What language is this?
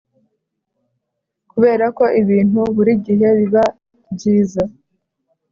Kinyarwanda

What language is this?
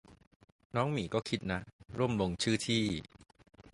Thai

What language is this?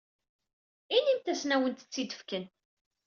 Kabyle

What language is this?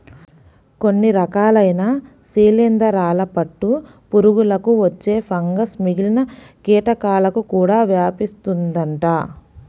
Telugu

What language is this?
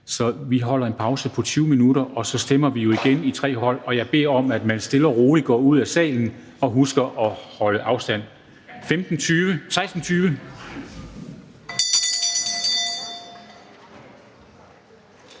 Danish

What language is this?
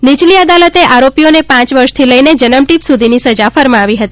Gujarati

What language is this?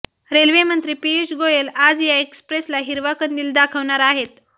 Marathi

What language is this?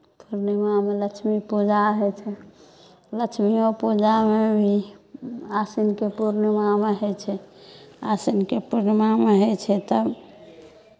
Maithili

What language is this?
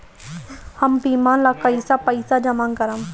Bhojpuri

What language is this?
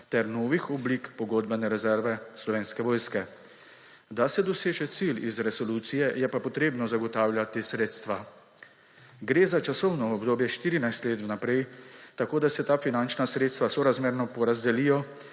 Slovenian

